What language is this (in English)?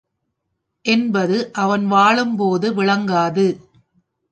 Tamil